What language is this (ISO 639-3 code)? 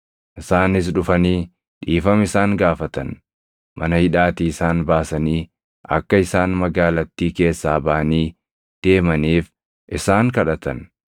orm